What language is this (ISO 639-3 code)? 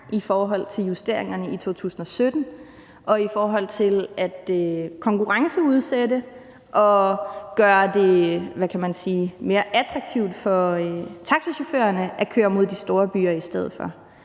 dan